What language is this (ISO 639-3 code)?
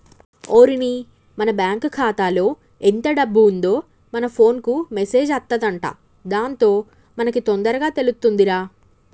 tel